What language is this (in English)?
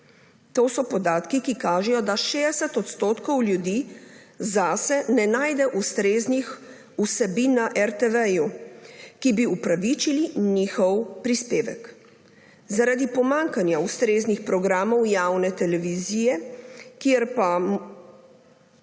Slovenian